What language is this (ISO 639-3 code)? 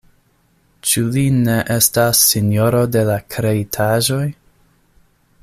epo